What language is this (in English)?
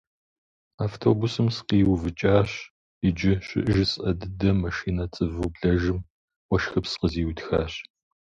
Kabardian